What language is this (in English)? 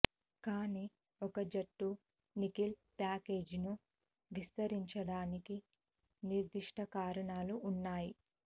Telugu